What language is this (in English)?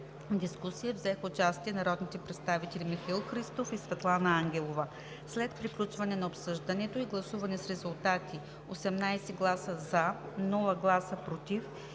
Bulgarian